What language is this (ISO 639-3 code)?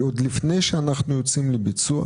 heb